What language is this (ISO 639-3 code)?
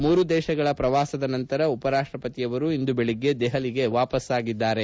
kan